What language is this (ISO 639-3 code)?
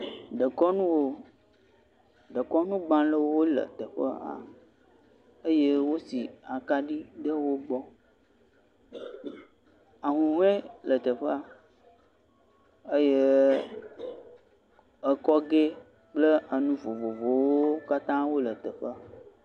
ewe